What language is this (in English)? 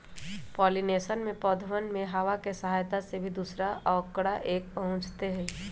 Magahi